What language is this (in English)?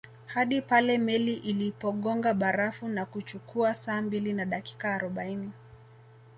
Swahili